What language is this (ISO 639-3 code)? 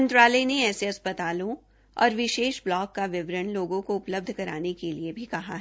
hin